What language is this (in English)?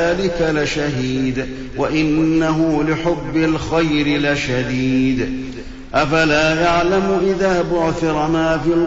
Arabic